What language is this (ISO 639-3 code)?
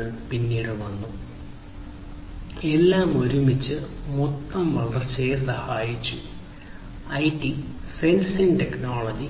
mal